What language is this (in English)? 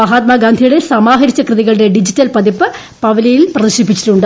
Malayalam